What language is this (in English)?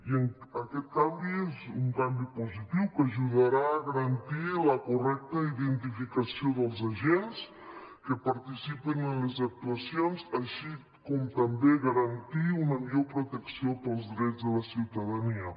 Catalan